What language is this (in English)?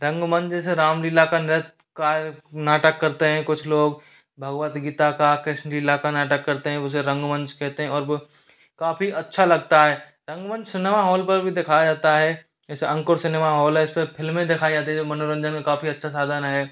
Hindi